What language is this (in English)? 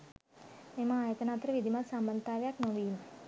Sinhala